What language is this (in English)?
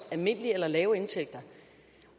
Danish